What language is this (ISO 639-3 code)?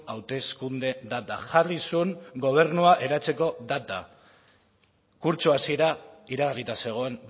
eus